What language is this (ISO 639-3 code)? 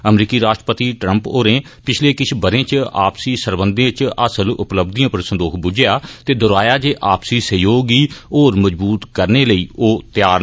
doi